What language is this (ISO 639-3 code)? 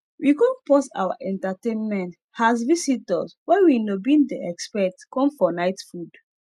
pcm